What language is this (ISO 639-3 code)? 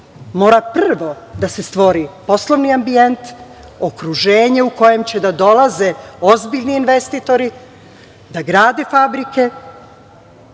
srp